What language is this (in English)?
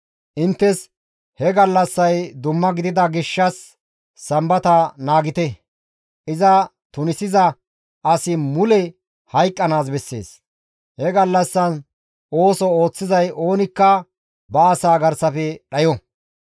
Gamo